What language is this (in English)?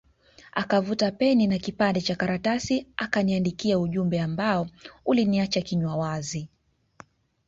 Swahili